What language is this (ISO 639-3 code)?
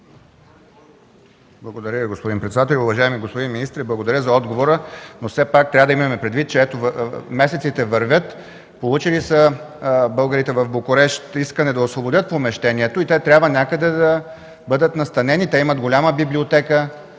bul